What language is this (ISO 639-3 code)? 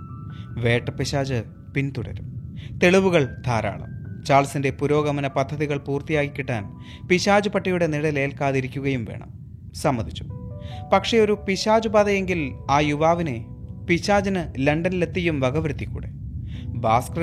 mal